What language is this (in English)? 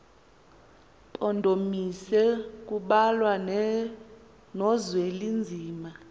Xhosa